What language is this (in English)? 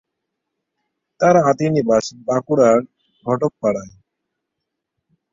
Bangla